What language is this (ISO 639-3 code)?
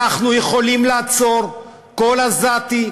heb